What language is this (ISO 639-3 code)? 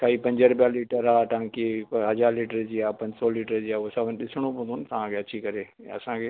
snd